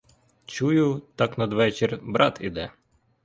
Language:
Ukrainian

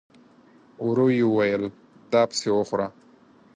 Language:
Pashto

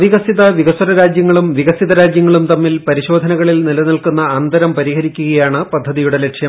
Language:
Malayalam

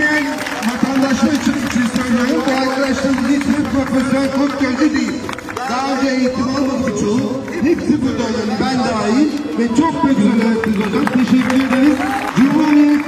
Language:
Turkish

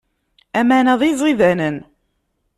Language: Kabyle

